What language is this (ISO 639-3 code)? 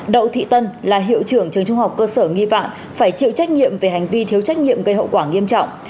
vie